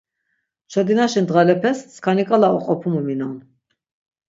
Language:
Laz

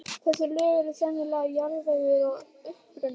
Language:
Icelandic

